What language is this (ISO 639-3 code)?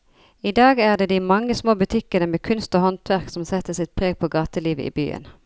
nor